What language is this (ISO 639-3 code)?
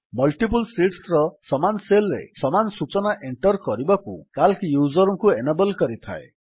ori